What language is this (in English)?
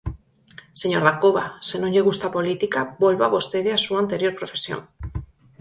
Galician